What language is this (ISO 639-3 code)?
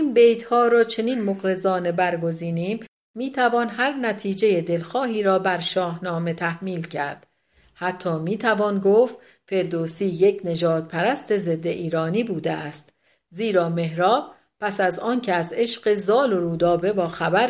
fas